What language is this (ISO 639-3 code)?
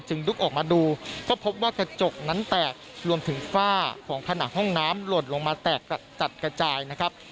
tha